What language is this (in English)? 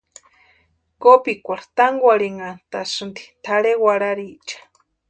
Western Highland Purepecha